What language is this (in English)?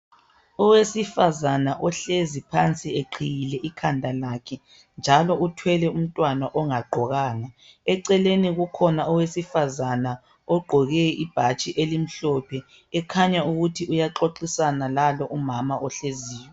North Ndebele